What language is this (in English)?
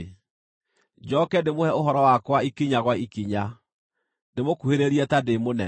Kikuyu